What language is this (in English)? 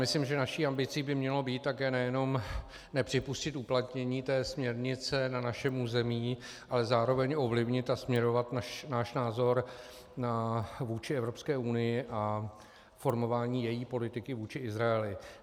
Czech